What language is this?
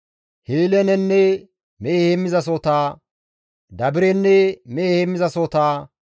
Gamo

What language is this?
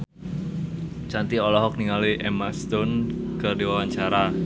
Sundanese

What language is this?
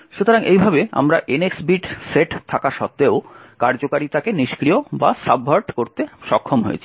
Bangla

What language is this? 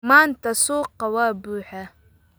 Somali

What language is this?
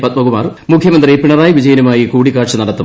Malayalam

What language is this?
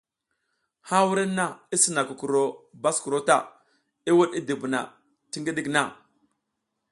South Giziga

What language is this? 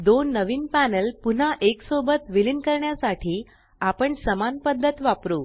Marathi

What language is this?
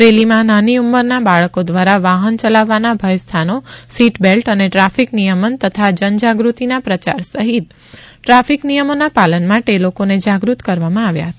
Gujarati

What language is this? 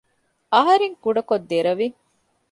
Divehi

